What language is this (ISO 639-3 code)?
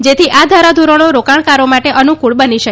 guj